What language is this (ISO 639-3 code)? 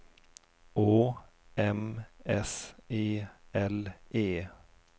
swe